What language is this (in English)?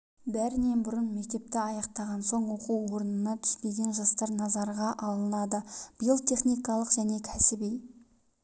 Kazakh